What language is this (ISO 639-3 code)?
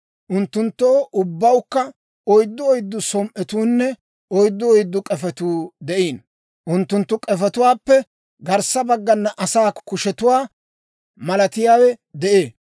dwr